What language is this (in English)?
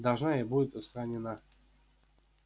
Russian